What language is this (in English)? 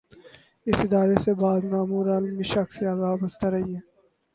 Urdu